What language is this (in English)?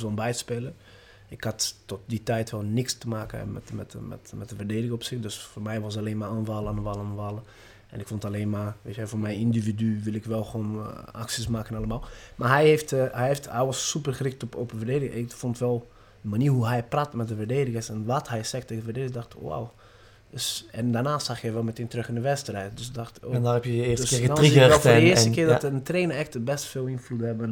Dutch